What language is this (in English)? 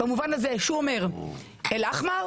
Hebrew